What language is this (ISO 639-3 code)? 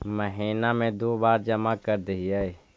mag